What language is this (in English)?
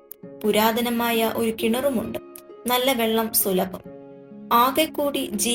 Malayalam